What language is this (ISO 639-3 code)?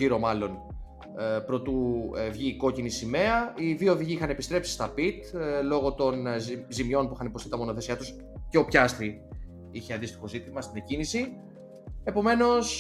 ell